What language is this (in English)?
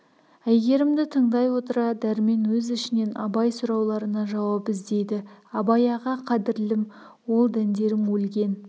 Kazakh